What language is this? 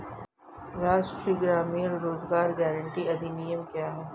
Hindi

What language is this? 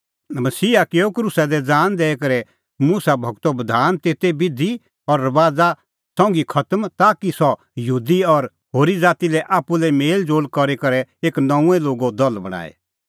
Kullu Pahari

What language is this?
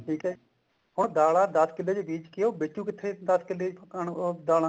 Punjabi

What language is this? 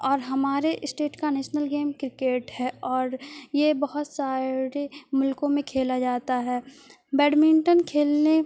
Urdu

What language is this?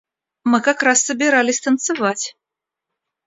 Russian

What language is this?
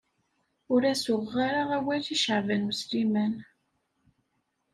Kabyle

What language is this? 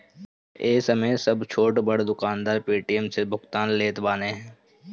Bhojpuri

